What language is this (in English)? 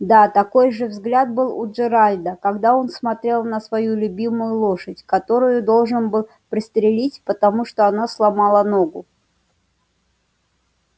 Russian